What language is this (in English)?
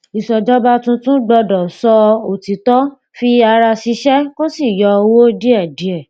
Yoruba